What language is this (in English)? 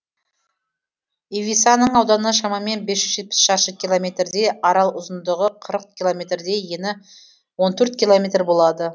Kazakh